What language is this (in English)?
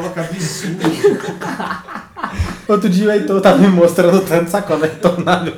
Portuguese